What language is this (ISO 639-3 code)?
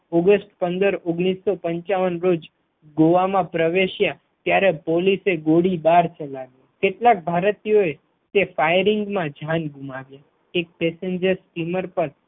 guj